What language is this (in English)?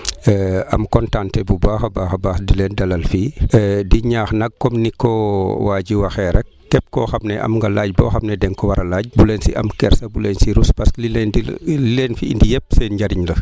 Wolof